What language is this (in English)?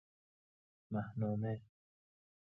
Persian